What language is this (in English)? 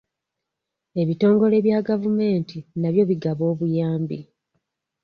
Ganda